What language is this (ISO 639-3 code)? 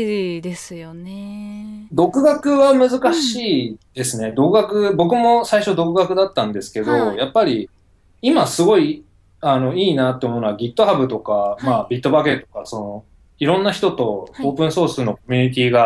jpn